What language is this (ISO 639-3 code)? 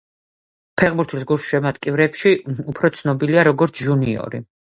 kat